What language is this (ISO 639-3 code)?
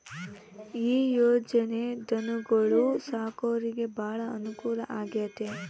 kan